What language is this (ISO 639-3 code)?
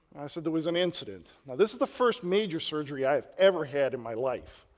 eng